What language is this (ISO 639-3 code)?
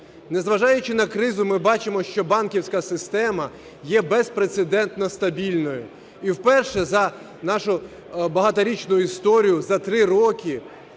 ukr